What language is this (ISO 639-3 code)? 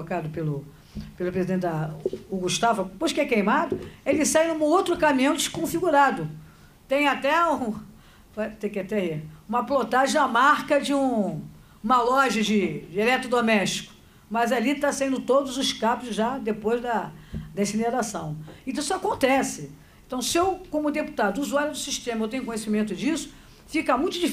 por